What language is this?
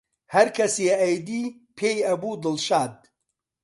Central Kurdish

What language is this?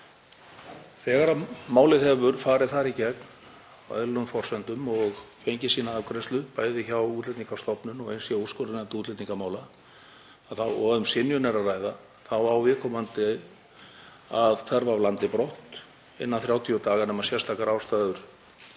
Icelandic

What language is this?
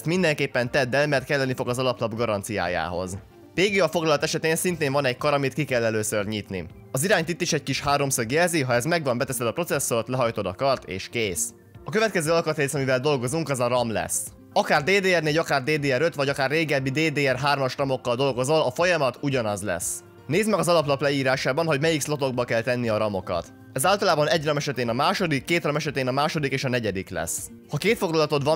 Hungarian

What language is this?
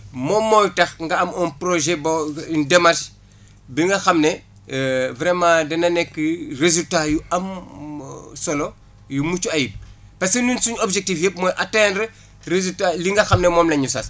Wolof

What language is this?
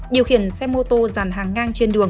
Vietnamese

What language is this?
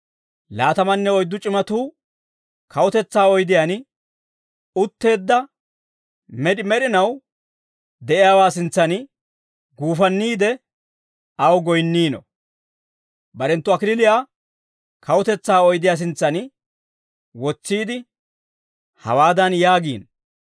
Dawro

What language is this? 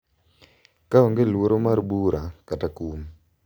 Luo (Kenya and Tanzania)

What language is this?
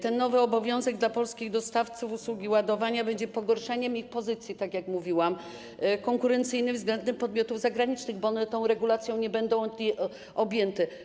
Polish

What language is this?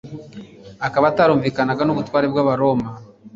Kinyarwanda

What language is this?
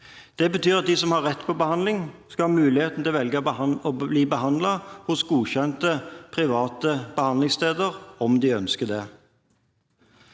Norwegian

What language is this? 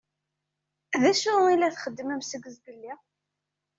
Kabyle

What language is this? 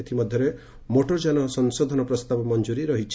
Odia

